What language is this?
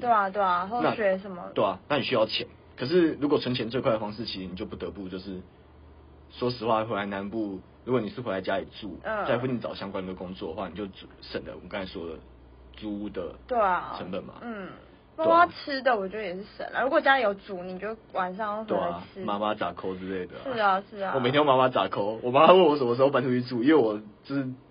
Chinese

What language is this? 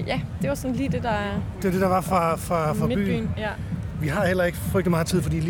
Danish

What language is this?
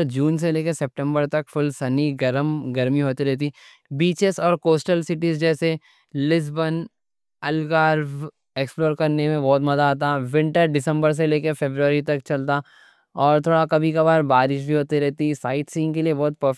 Deccan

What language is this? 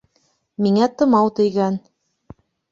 Bashkir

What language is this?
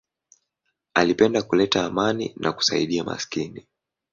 Swahili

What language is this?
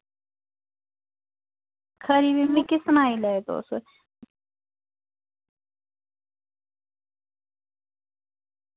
Dogri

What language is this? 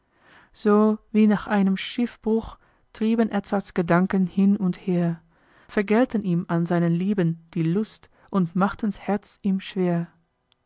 German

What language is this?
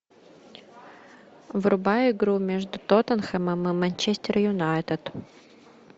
Russian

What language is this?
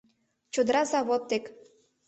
Mari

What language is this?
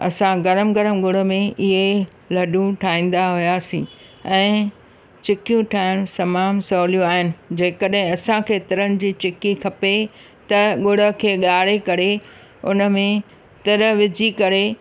Sindhi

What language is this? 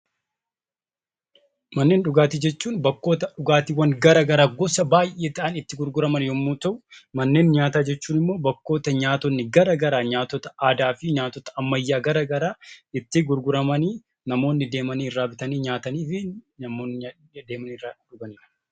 Oromo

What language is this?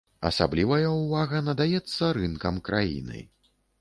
Belarusian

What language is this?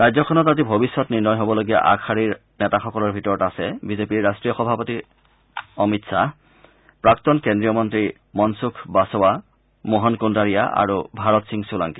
Assamese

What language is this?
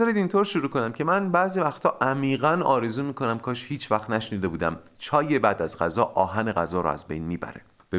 Persian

